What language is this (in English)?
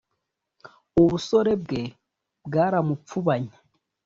Kinyarwanda